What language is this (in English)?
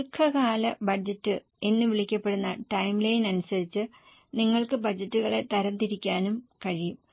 Malayalam